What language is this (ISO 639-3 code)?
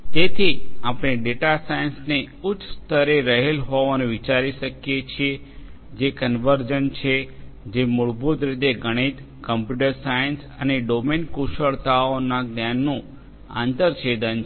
guj